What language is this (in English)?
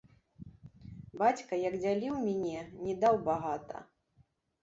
Belarusian